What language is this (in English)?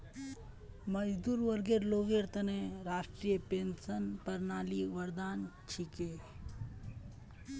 Magahi